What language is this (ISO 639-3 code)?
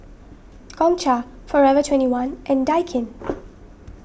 eng